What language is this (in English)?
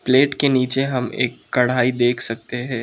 Hindi